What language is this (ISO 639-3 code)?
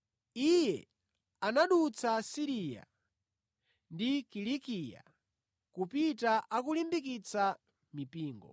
nya